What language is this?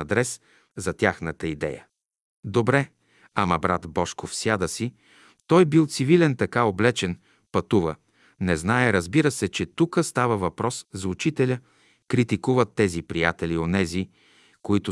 Bulgarian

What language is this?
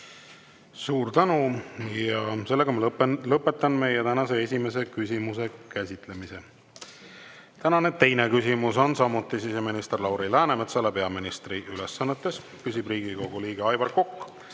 Estonian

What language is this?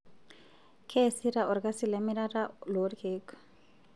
Masai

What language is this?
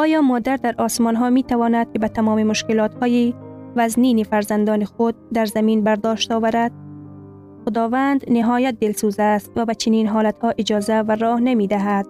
Persian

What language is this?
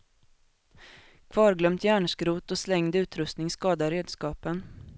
Swedish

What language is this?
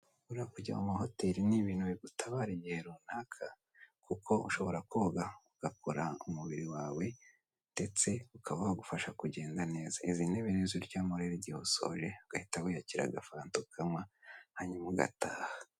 Kinyarwanda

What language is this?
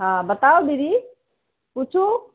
Maithili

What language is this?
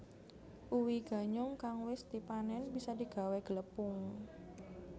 Javanese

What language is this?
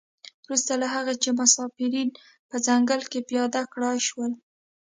Pashto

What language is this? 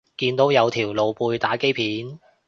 Cantonese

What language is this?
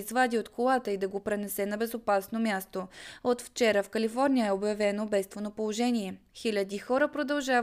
Bulgarian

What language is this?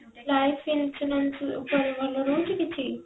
Odia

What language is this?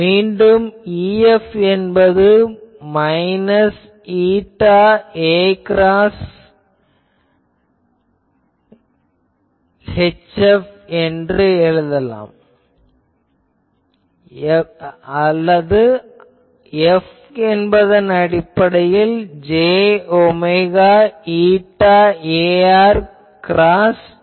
Tamil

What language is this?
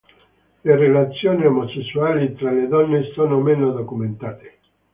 Italian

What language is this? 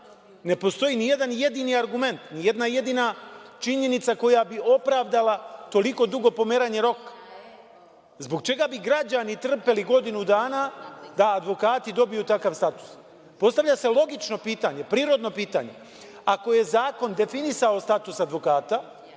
Serbian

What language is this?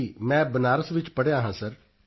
Punjabi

